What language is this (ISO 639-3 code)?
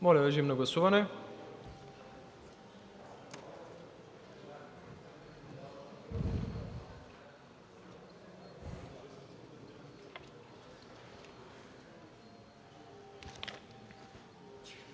bul